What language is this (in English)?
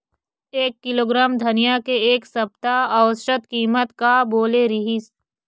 Chhattisgarhi